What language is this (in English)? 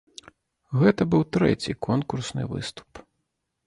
Belarusian